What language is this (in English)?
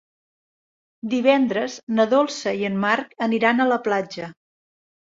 Catalan